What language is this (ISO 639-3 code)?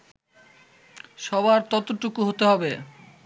ben